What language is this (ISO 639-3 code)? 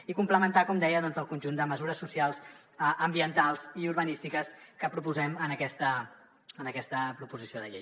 cat